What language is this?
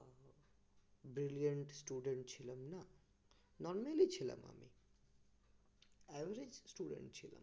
Bangla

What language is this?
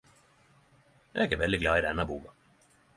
Norwegian Nynorsk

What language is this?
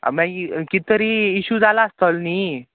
Konkani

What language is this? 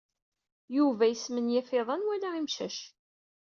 Kabyle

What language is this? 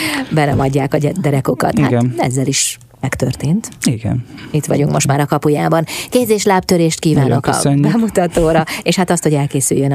Hungarian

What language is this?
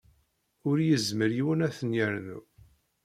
Kabyle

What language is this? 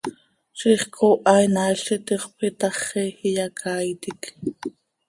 Seri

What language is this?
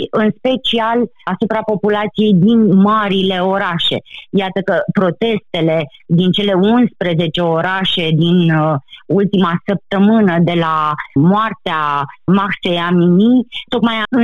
Romanian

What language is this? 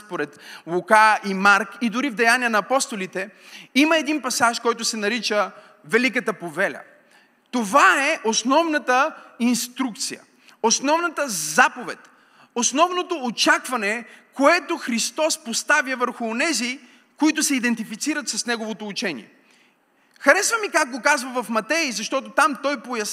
Bulgarian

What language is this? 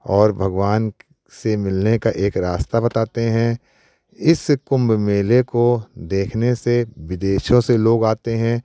Hindi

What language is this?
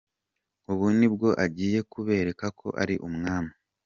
Kinyarwanda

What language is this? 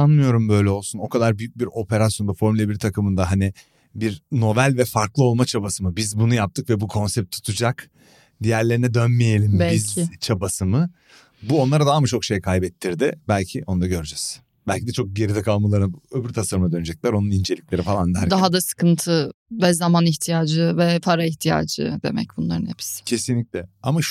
Turkish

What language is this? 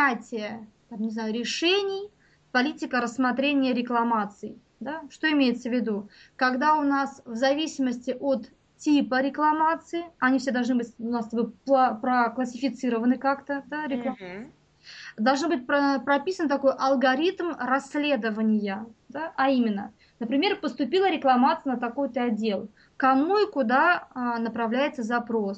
Russian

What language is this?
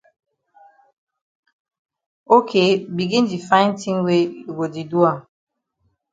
Cameroon Pidgin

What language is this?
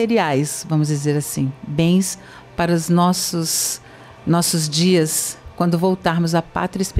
Portuguese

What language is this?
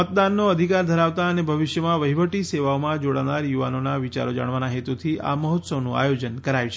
Gujarati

